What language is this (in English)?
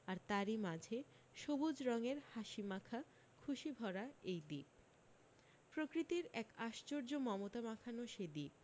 Bangla